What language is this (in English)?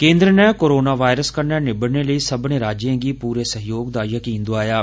Dogri